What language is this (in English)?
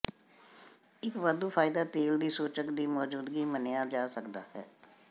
Punjabi